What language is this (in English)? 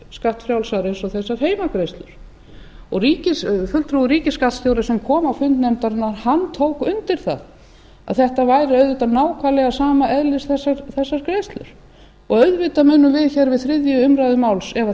Icelandic